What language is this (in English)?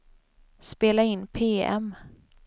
Swedish